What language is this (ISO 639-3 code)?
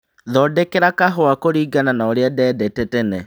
kik